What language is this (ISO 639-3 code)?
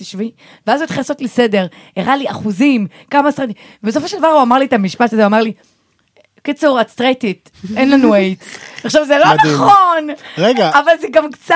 heb